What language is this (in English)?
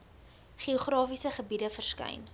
Afrikaans